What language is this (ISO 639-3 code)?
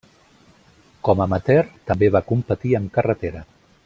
cat